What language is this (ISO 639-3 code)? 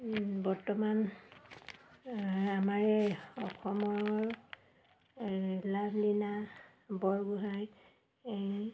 asm